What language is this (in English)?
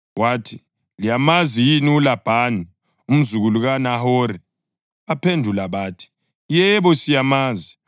North Ndebele